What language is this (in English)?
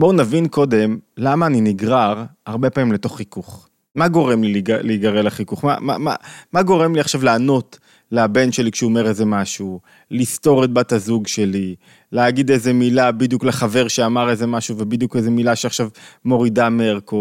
Hebrew